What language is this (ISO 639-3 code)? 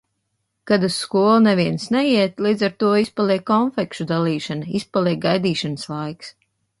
lav